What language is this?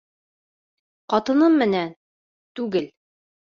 Bashkir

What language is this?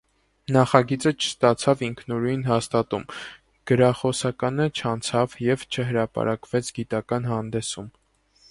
Armenian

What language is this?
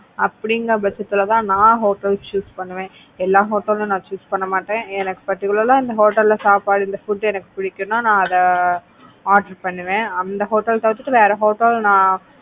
Tamil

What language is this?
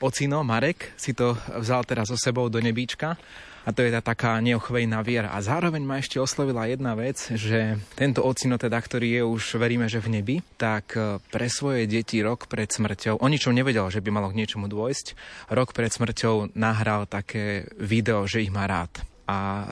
Slovak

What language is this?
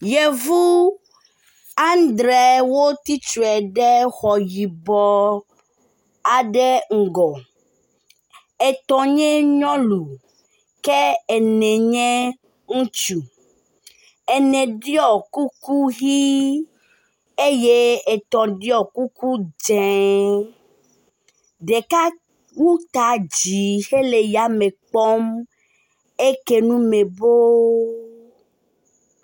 Ewe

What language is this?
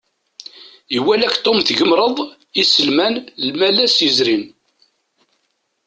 Kabyle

